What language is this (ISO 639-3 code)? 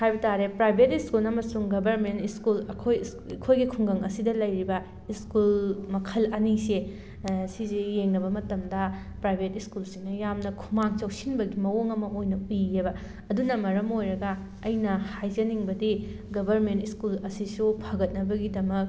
mni